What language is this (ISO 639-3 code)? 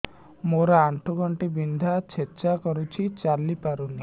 ori